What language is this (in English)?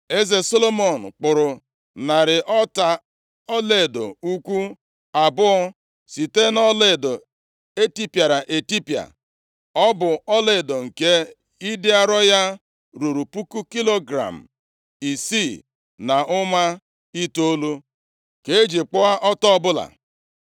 Igbo